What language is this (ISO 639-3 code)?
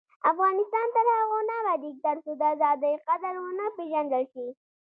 pus